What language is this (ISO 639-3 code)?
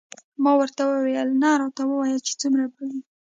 pus